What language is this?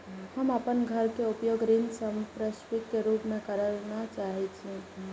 Maithili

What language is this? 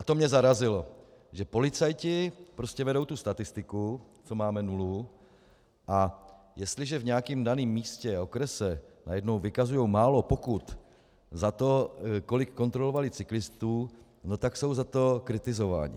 Czech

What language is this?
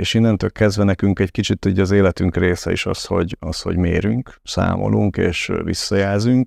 Hungarian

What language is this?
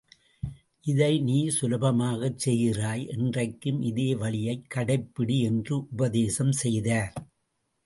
Tamil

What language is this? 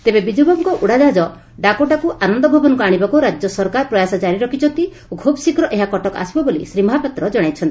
Odia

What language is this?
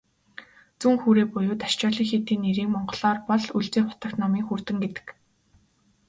Mongolian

